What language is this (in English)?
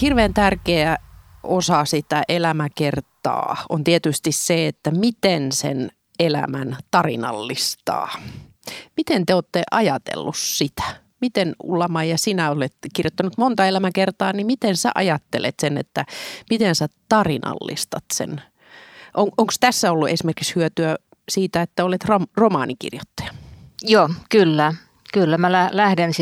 Finnish